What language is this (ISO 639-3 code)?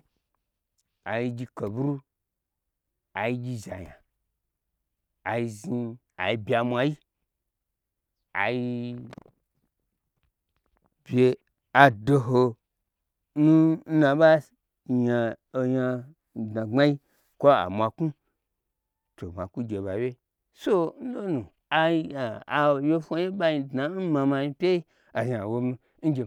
gbr